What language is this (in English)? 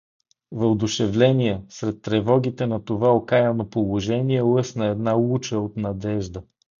Bulgarian